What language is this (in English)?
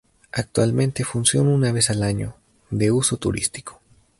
Spanish